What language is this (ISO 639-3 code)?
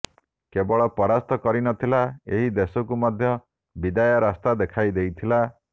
ori